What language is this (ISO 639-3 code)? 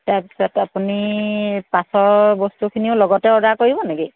asm